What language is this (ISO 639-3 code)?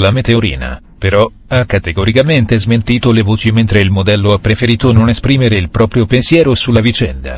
ita